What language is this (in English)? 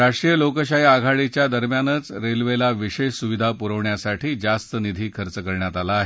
Marathi